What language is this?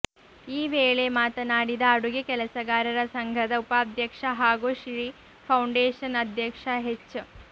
Kannada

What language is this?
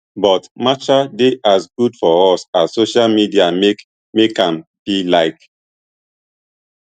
Nigerian Pidgin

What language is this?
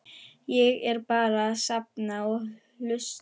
Icelandic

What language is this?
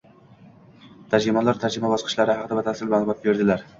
Uzbek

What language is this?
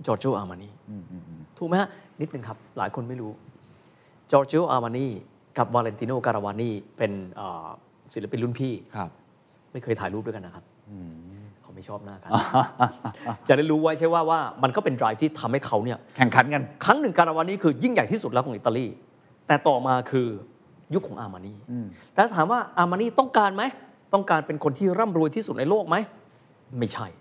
Thai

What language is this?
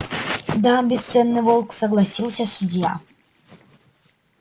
Russian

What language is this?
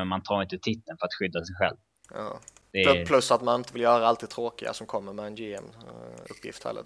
Swedish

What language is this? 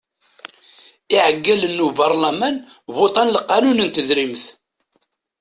Kabyle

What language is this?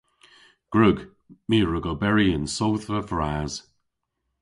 Cornish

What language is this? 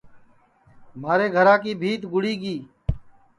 Sansi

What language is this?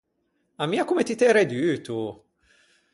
Ligurian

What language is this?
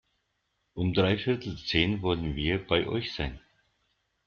German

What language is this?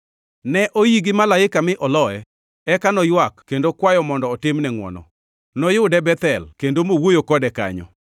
Luo (Kenya and Tanzania)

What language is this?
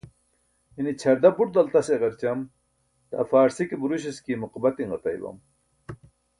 Burushaski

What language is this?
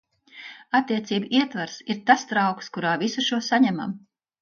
Latvian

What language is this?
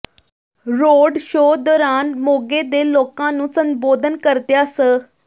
Punjabi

